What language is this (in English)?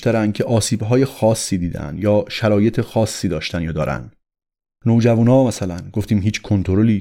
Persian